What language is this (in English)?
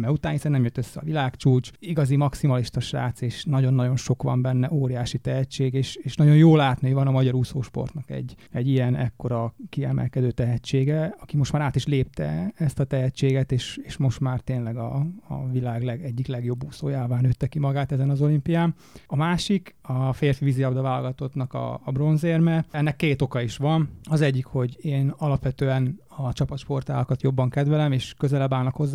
Hungarian